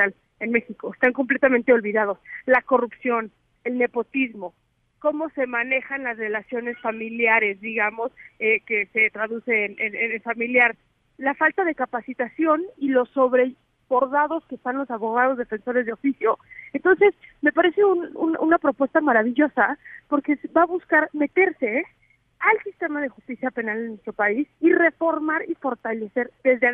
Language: Spanish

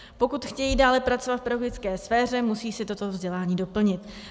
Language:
Czech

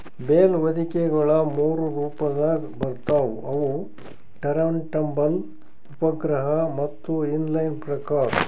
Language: Kannada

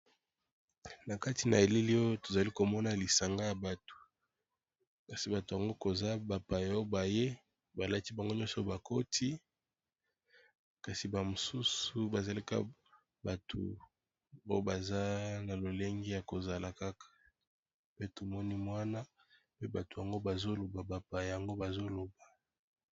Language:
Lingala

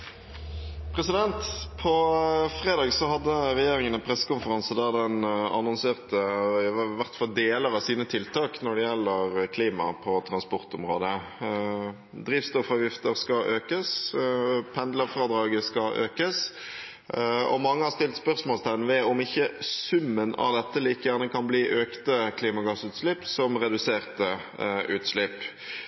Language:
Norwegian Bokmål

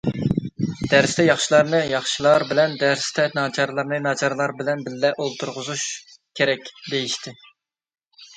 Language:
Uyghur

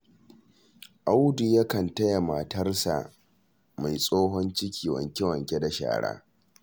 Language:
Hausa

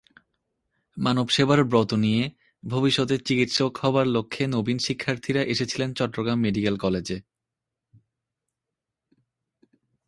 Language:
Bangla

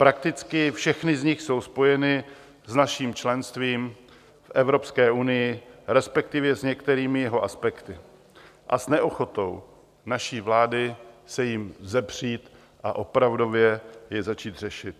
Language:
Czech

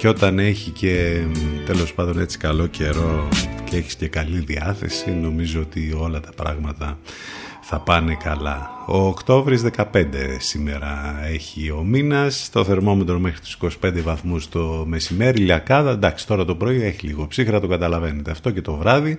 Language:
Greek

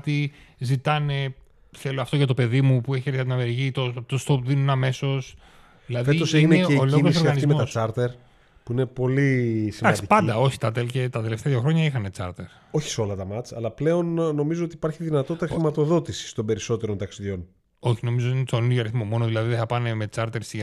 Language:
Greek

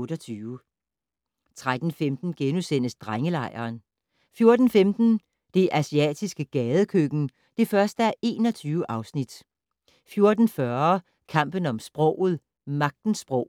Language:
Danish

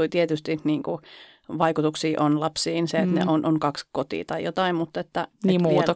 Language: Finnish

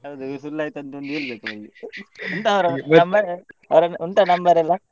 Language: Kannada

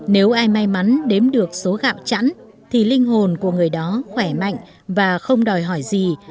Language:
Vietnamese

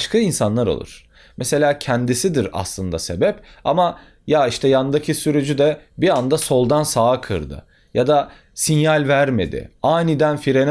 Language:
Turkish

